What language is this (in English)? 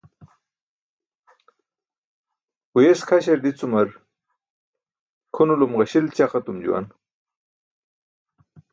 Burushaski